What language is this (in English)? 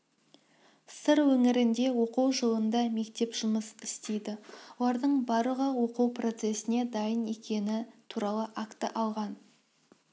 Kazakh